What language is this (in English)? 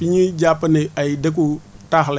Wolof